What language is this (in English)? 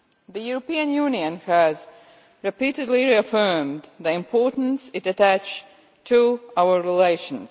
English